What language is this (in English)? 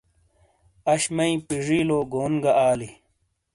Shina